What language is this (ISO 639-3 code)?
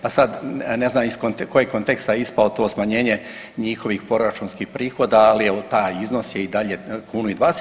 hrv